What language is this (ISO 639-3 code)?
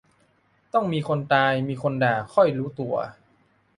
tha